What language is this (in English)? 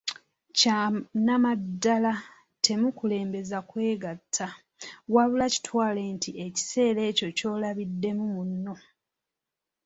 Ganda